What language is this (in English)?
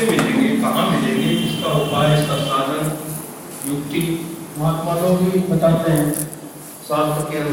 Hindi